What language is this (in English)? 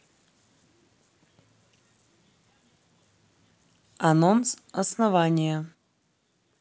Russian